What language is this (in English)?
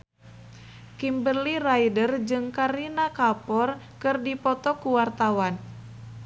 Sundanese